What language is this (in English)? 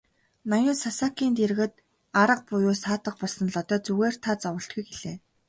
Mongolian